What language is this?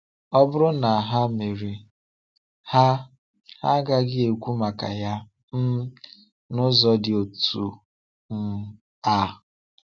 Igbo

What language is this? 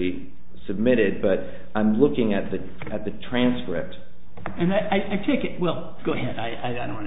English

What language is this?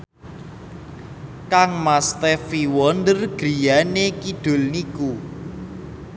Javanese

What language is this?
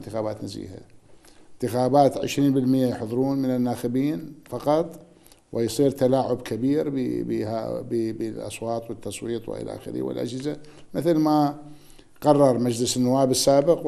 Arabic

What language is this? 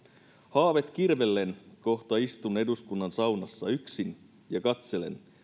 Finnish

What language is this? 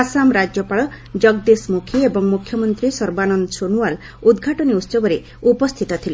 Odia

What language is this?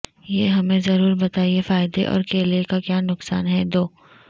Urdu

